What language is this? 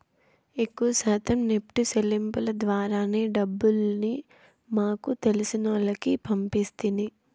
Telugu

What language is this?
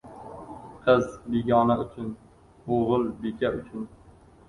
Uzbek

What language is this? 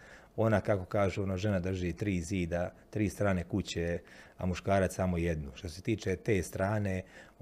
Croatian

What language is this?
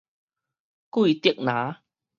Min Nan Chinese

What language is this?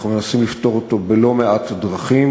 Hebrew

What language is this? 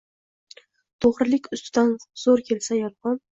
Uzbek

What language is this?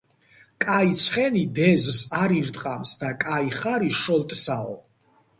Georgian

